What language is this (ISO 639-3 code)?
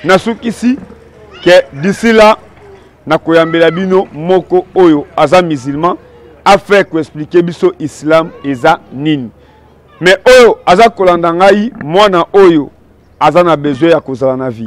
fra